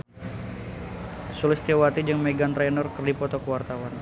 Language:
Sundanese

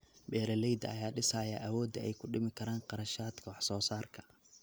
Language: Somali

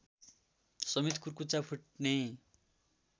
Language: Nepali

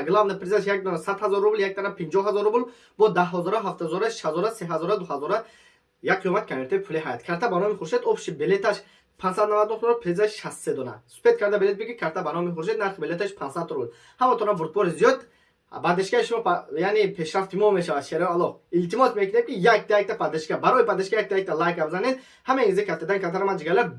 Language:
Turkish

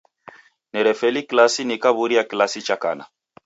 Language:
Taita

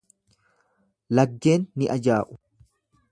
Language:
Oromo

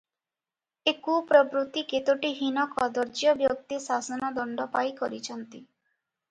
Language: Odia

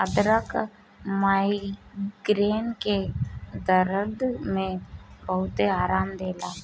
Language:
Bhojpuri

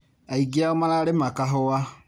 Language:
Kikuyu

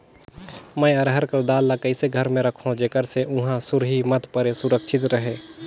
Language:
Chhattisgarhi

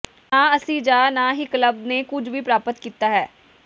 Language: Punjabi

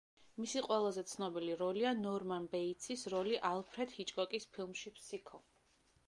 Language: Georgian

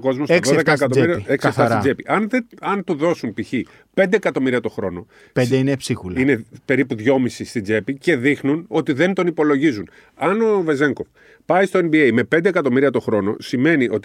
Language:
Greek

